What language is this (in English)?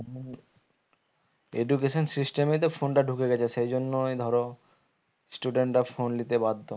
Bangla